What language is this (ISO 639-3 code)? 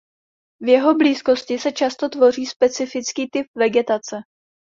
ces